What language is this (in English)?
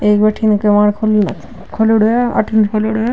Marwari